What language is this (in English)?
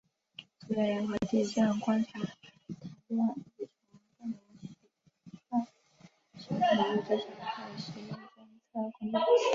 Chinese